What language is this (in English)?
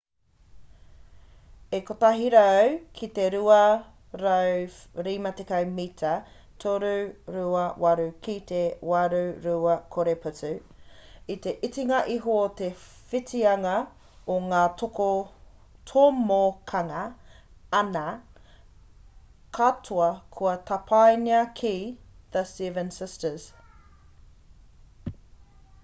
Māori